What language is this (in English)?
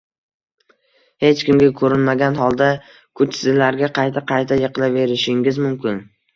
Uzbek